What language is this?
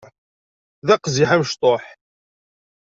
Kabyle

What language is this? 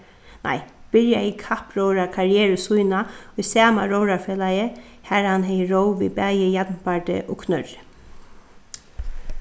Faroese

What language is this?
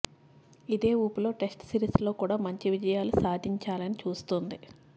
Telugu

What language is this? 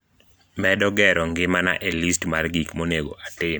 Luo (Kenya and Tanzania)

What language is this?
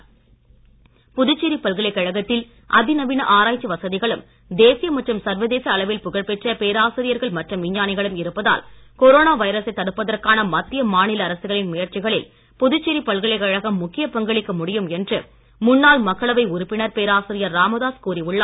Tamil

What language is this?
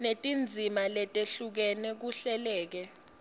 Swati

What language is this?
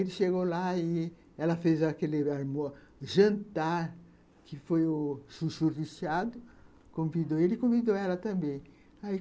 Portuguese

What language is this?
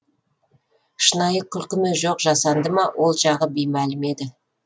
Kazakh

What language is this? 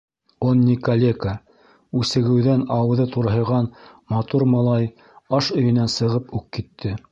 Bashkir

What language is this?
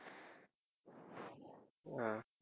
Tamil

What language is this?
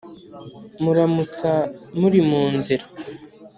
Kinyarwanda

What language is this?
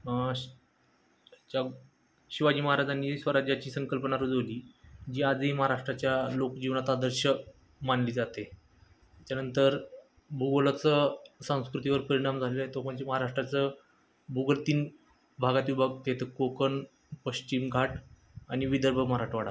Marathi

